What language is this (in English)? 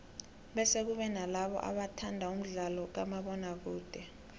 South Ndebele